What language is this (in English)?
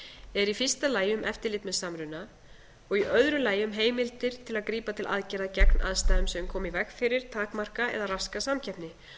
Icelandic